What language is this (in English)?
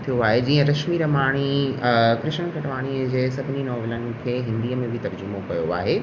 Sindhi